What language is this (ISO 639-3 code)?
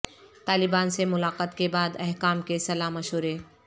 urd